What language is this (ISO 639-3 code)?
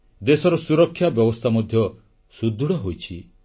ori